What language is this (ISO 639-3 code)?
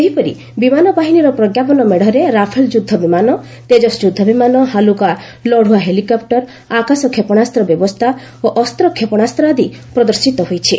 ori